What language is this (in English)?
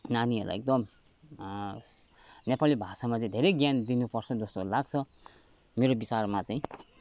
Nepali